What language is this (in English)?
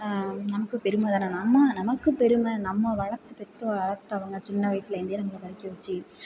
Tamil